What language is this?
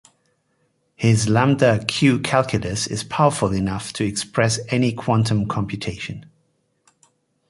English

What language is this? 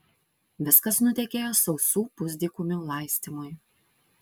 Lithuanian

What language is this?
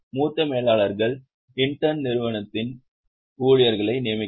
Tamil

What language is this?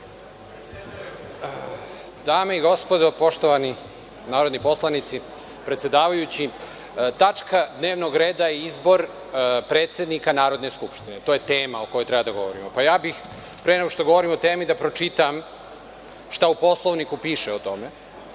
Serbian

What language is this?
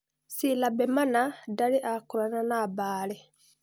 Kikuyu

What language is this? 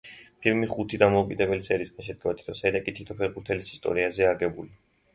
Georgian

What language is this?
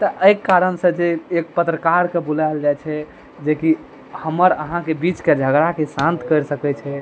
Maithili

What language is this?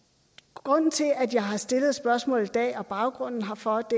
Danish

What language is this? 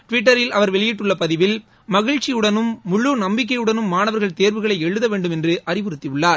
Tamil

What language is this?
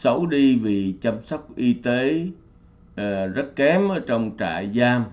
Vietnamese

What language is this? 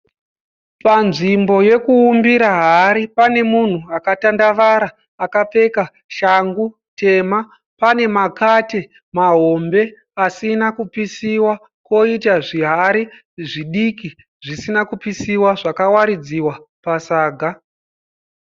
Shona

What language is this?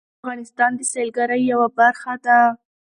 Pashto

